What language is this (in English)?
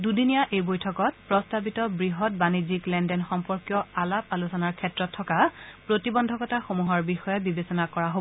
Assamese